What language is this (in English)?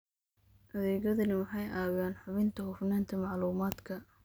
Somali